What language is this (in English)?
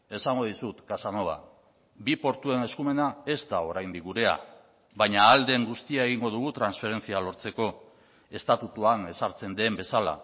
Basque